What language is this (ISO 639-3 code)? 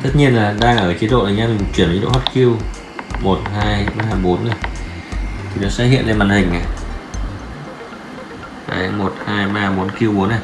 vie